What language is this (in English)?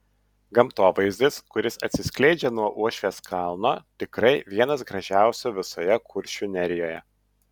Lithuanian